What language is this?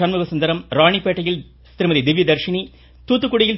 Tamil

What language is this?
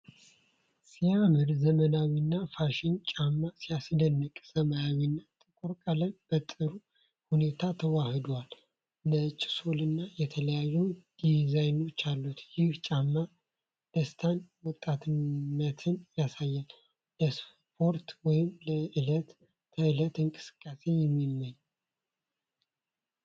Amharic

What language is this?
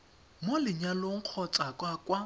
Tswana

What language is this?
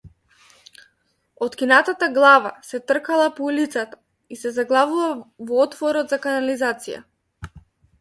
Macedonian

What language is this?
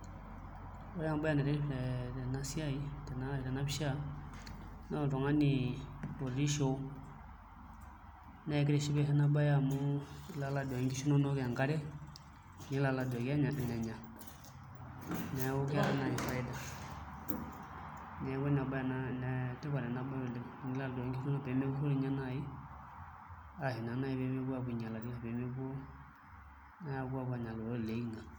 Masai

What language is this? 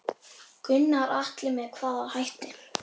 Icelandic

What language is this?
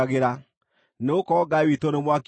Kikuyu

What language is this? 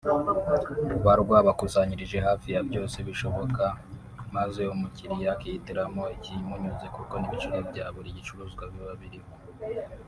Kinyarwanda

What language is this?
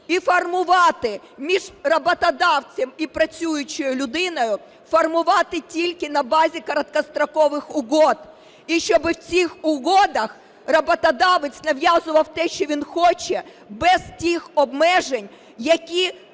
Ukrainian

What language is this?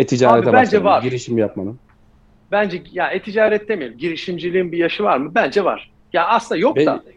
Turkish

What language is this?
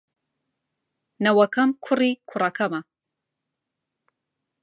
Central Kurdish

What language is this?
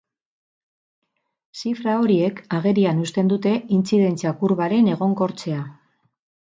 Basque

